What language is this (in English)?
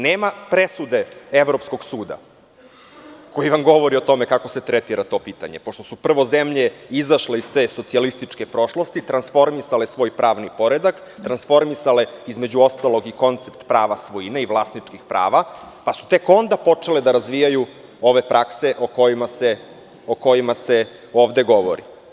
Serbian